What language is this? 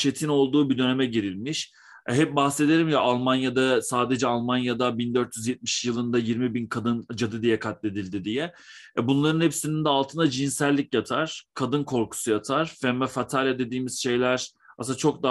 Turkish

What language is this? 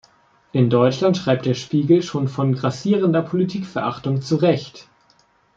German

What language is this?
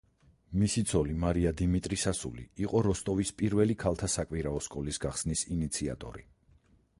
Georgian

